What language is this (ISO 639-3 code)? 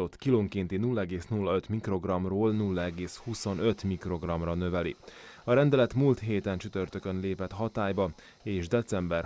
hun